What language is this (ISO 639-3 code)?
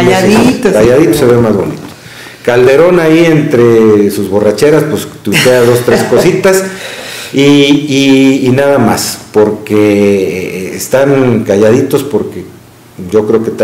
spa